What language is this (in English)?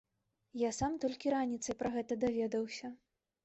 Belarusian